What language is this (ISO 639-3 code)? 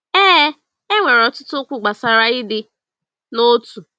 ibo